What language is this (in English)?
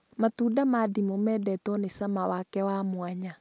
Kikuyu